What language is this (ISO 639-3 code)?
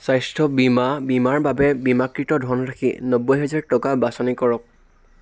asm